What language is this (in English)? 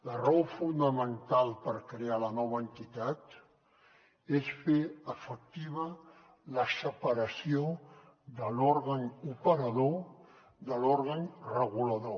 Catalan